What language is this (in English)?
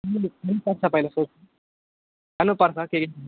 Nepali